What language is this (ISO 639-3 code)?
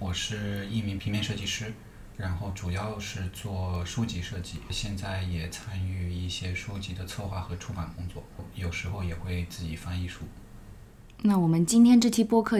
zho